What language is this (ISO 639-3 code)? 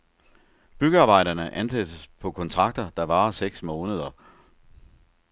dan